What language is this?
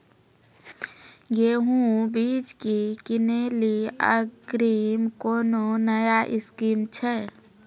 Maithili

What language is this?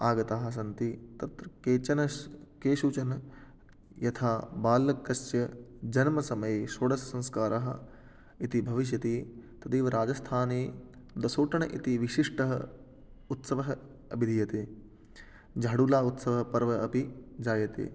Sanskrit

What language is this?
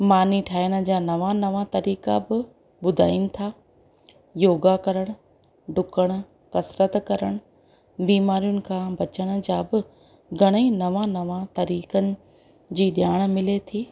Sindhi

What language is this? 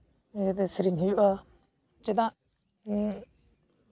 Santali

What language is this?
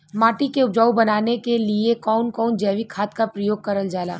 Bhojpuri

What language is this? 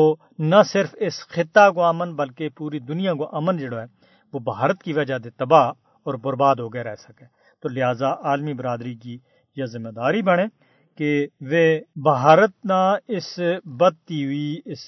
Urdu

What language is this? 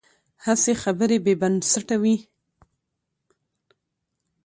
Pashto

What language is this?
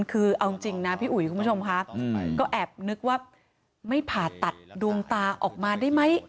Thai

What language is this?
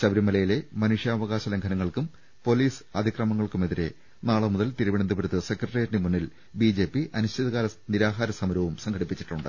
Malayalam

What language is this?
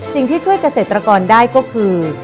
Thai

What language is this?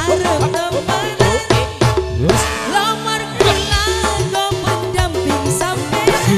Indonesian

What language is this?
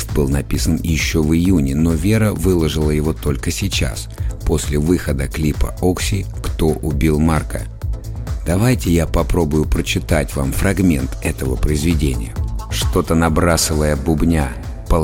Russian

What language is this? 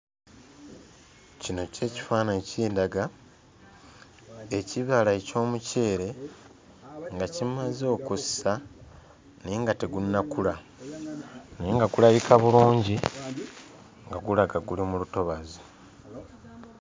Ganda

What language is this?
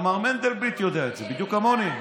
Hebrew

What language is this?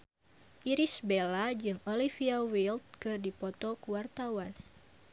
Sundanese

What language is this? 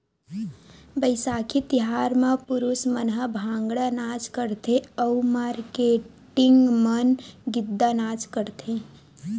Chhattisgarhi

